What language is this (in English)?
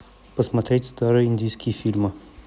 Russian